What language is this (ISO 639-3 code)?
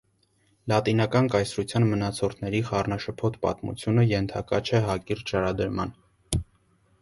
hye